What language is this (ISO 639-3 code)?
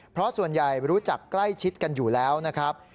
tha